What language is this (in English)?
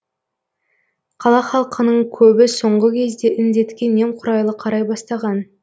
Kazakh